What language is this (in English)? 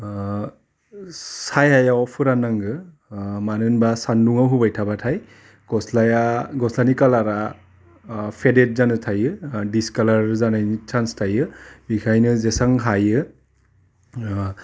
Bodo